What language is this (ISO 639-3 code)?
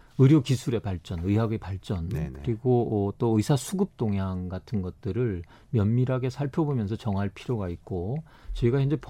kor